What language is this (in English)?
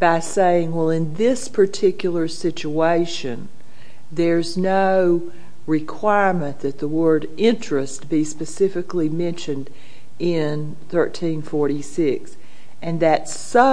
English